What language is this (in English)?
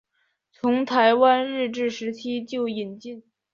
Chinese